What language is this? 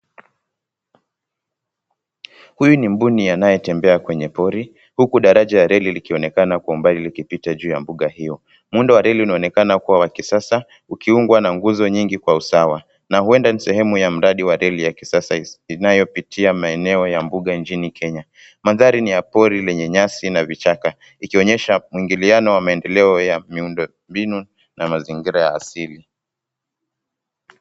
Swahili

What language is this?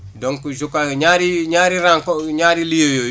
Wolof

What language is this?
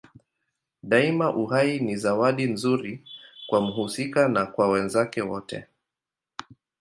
Swahili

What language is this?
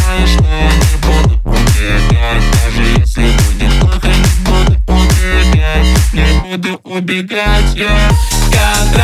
Russian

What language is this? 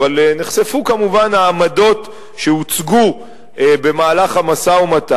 Hebrew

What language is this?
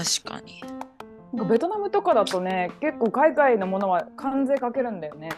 Japanese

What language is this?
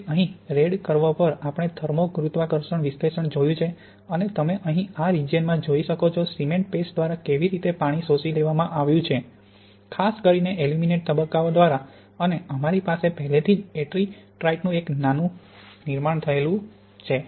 Gujarati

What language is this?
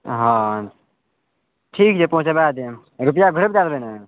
Maithili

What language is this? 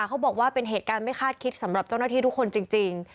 Thai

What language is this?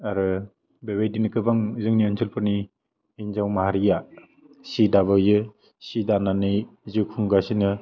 Bodo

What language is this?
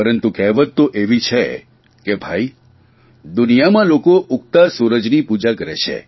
Gujarati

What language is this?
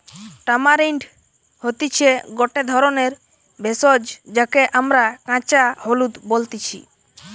Bangla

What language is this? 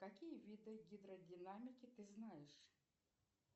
Russian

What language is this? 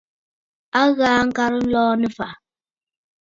Bafut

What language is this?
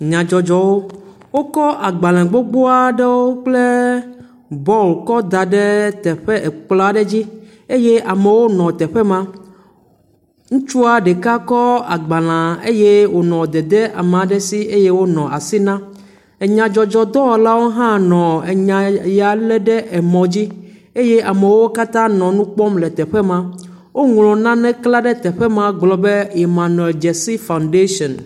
Ewe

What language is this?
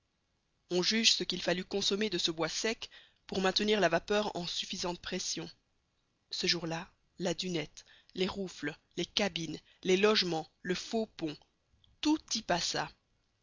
French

